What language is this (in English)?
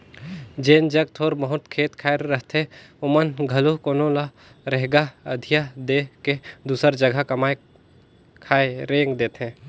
Chhattisgarhi